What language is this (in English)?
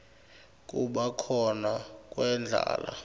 Swati